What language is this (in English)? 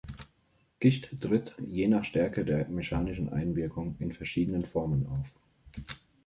German